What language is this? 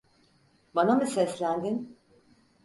Turkish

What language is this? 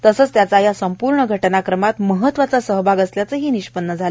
Marathi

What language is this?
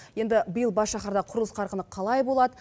Kazakh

